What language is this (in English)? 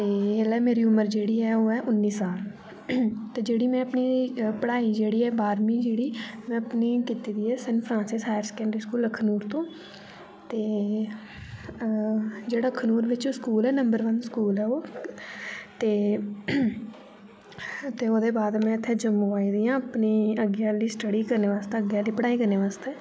Dogri